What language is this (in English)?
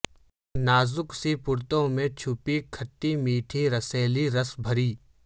Urdu